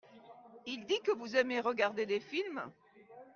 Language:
French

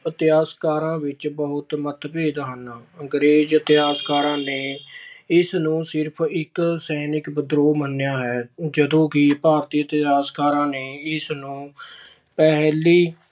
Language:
Punjabi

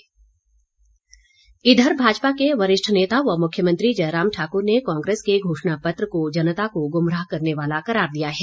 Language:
Hindi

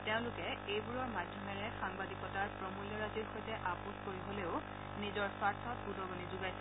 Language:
Assamese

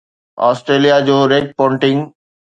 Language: Sindhi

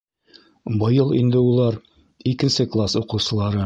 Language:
Bashkir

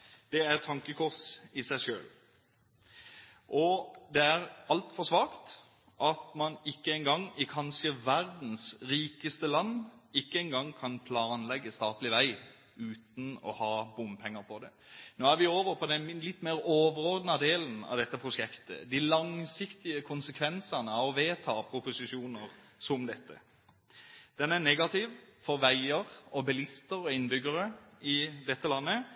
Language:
Norwegian Bokmål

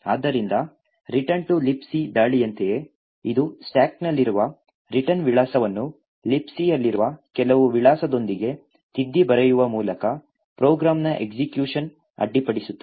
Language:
Kannada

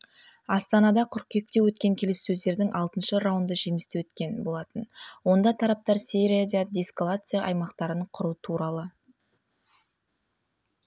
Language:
Kazakh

